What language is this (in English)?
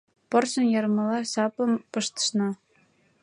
Mari